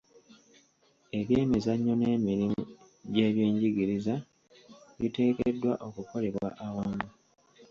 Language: Ganda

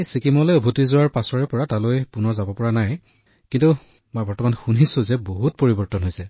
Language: Assamese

